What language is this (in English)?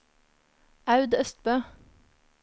Norwegian